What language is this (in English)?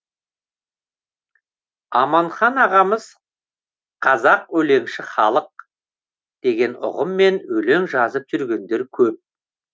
Kazakh